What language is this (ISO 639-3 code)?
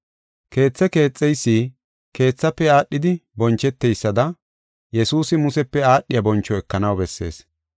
gof